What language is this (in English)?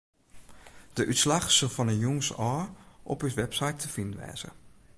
Western Frisian